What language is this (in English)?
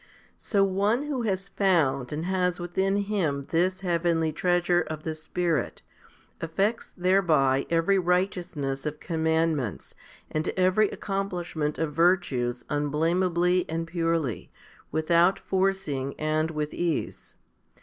English